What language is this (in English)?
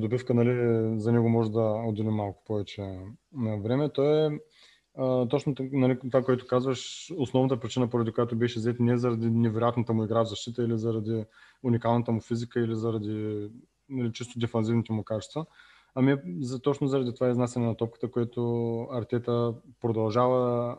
Bulgarian